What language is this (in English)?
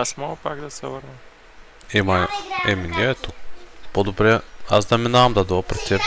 Bulgarian